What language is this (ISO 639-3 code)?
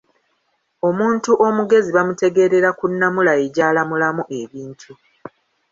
lug